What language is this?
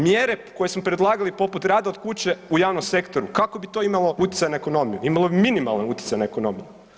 Croatian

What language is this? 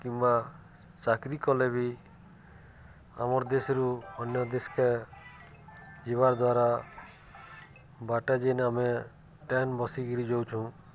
Odia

